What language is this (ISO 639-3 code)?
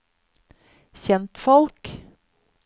nor